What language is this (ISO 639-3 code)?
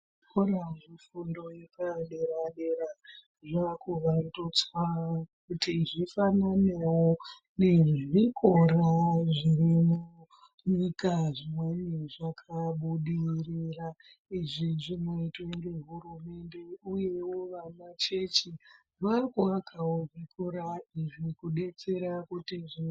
ndc